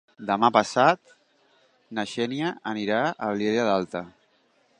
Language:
Catalan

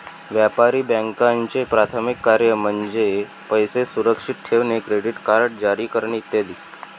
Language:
Marathi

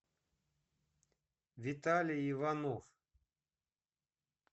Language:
Russian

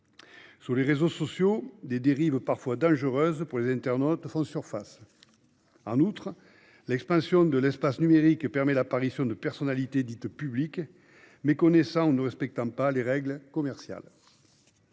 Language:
French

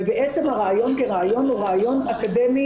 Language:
Hebrew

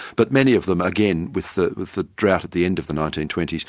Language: English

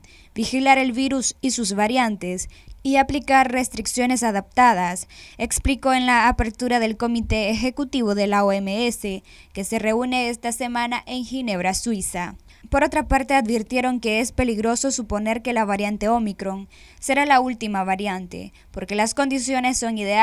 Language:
Spanish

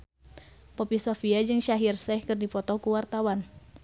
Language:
Sundanese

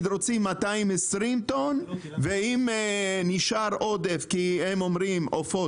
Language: Hebrew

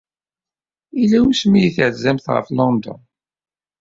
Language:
Kabyle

